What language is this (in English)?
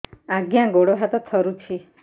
Odia